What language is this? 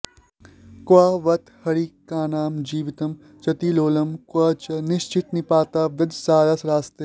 Sanskrit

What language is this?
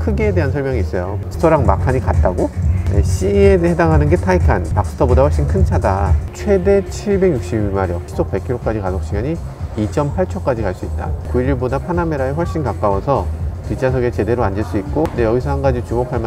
Korean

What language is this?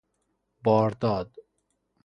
Persian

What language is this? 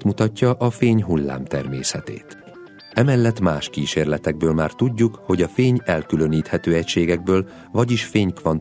Hungarian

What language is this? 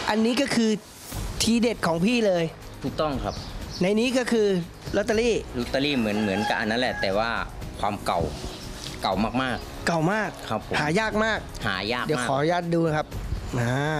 Thai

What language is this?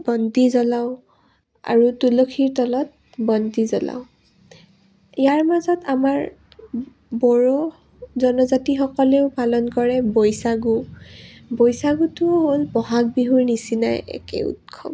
Assamese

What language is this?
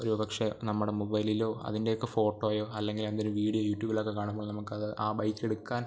Malayalam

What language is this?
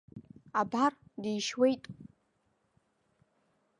Abkhazian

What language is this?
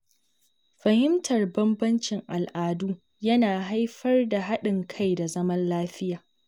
Hausa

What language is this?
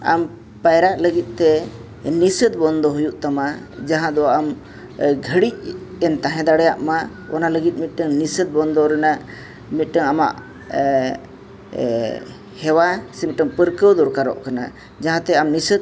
Santali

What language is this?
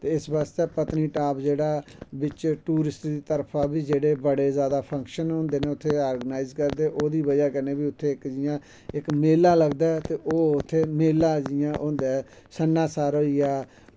Dogri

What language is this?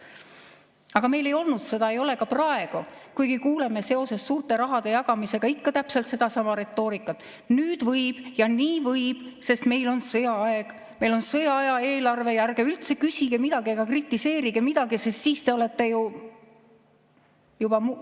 Estonian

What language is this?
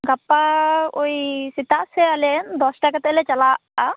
Santali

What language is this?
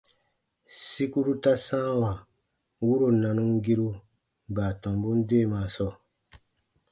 Baatonum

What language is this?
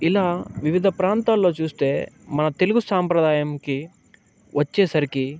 Telugu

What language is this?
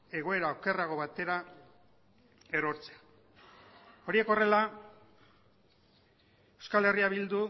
Basque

